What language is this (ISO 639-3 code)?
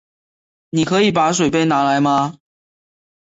zho